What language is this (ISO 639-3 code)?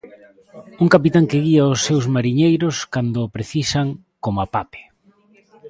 glg